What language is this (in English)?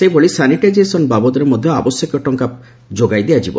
Odia